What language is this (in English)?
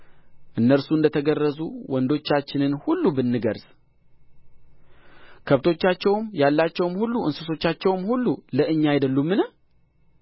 Amharic